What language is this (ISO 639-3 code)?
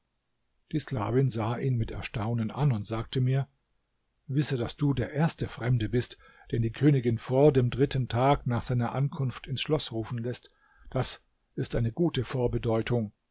deu